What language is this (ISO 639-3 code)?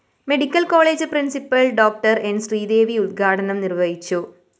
mal